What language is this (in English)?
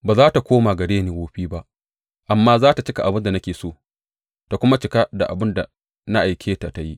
Hausa